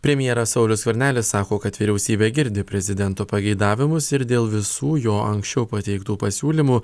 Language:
Lithuanian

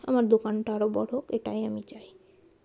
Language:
Bangla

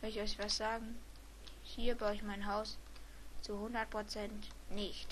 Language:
German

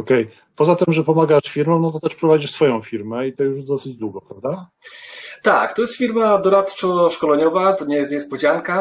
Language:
Polish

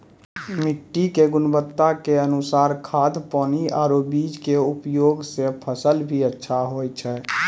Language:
Maithili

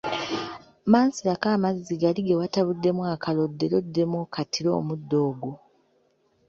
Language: Ganda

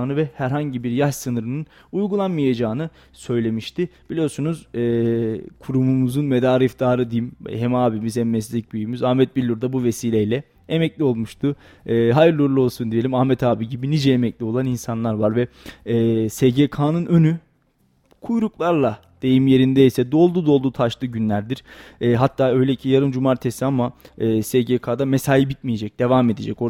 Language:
Turkish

